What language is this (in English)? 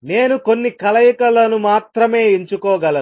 Telugu